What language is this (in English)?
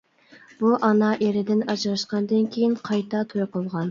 Uyghur